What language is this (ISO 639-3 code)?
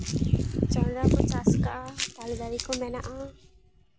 sat